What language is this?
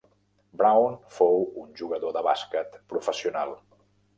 Catalan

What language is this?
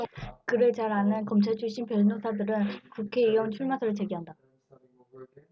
Korean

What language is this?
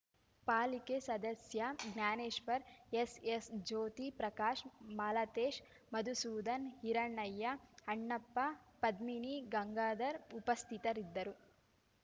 Kannada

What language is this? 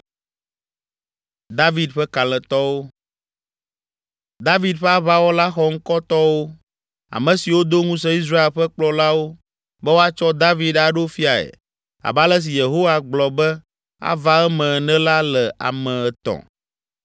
Ewe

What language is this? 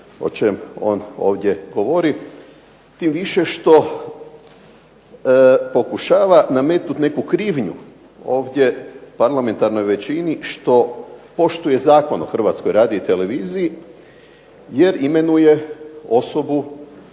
Croatian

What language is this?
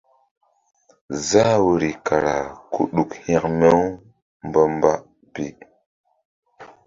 Mbum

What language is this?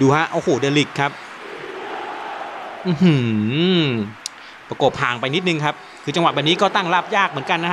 Thai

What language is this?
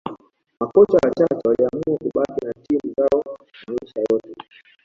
Swahili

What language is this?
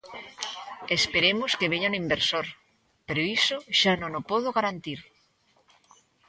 Galician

